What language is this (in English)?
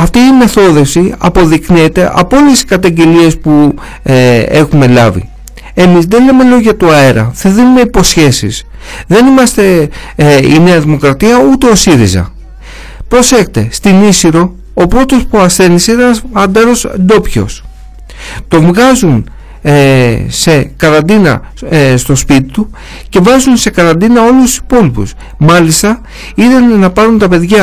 Greek